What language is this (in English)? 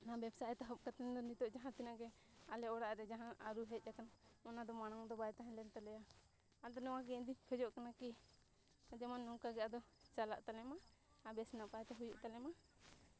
Santali